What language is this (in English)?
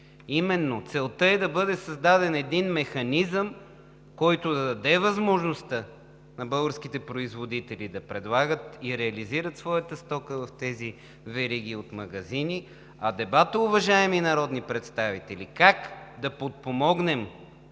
Bulgarian